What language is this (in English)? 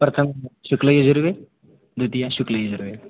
Sanskrit